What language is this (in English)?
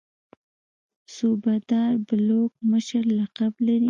Pashto